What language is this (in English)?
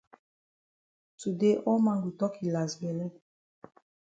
Cameroon Pidgin